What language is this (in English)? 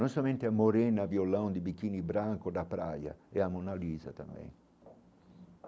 Portuguese